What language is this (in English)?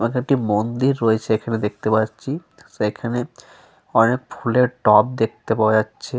Bangla